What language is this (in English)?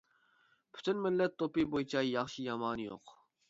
Uyghur